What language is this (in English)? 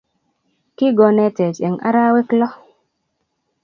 Kalenjin